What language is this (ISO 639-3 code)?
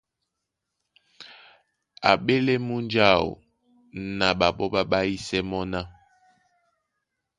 dua